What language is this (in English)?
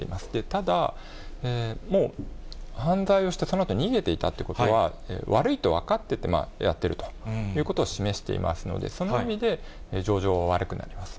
Japanese